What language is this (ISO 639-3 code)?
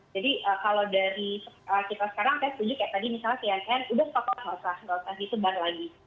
ind